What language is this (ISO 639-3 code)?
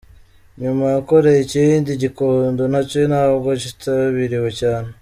kin